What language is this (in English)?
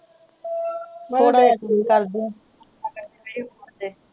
Punjabi